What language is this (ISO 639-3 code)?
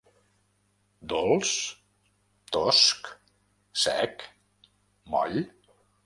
cat